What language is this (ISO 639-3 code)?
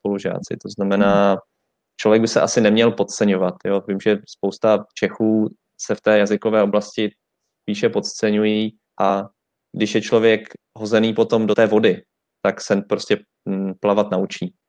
ces